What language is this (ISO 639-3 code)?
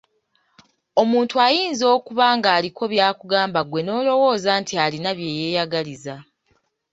lug